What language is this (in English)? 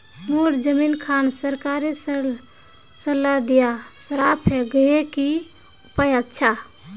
Magahi